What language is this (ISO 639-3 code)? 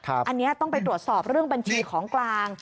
tha